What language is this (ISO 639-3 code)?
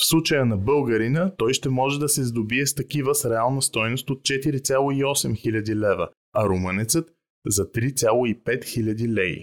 bul